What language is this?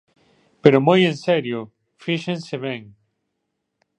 Galician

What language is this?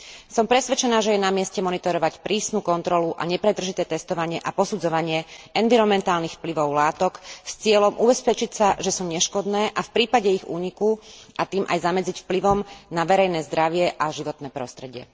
Slovak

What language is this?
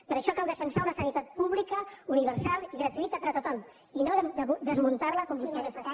Catalan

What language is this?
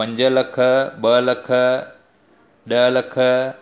Sindhi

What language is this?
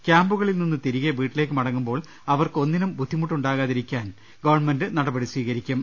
Malayalam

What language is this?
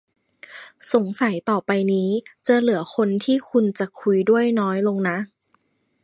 Thai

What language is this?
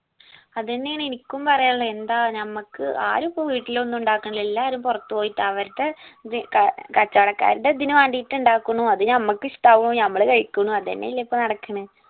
Malayalam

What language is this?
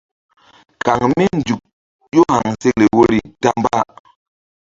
Mbum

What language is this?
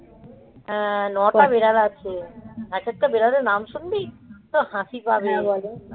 Bangla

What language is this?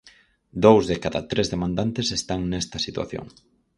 Galician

